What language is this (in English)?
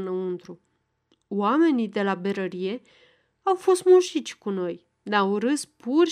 Romanian